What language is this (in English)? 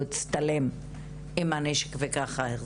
Hebrew